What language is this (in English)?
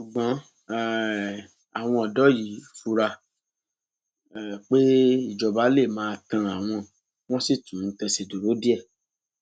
Yoruba